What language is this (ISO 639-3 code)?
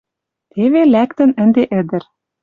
mrj